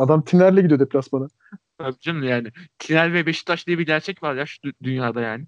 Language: Turkish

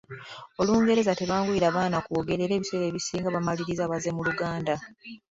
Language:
Ganda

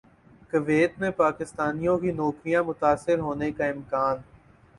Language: Urdu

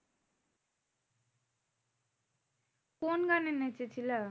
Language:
Bangla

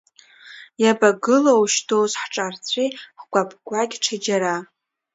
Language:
Abkhazian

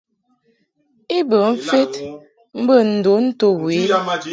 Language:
Mungaka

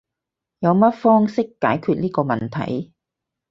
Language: Cantonese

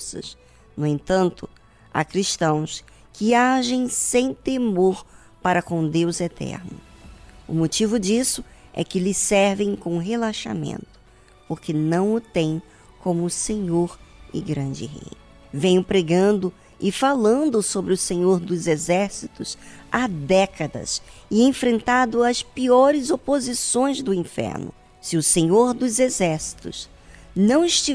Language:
Portuguese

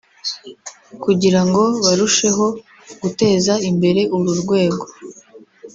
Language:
Kinyarwanda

